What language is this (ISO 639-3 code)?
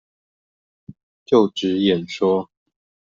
zho